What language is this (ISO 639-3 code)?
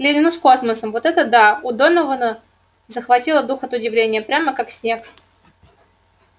rus